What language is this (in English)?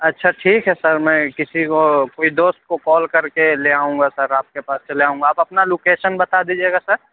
Urdu